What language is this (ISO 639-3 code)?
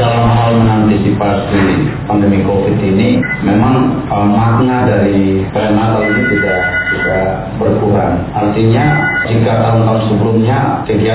ind